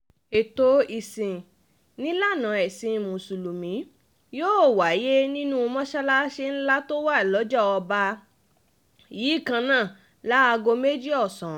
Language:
Yoruba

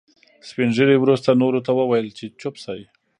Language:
Pashto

